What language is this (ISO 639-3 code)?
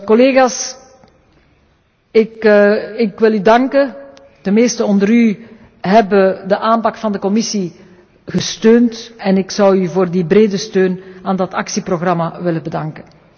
nld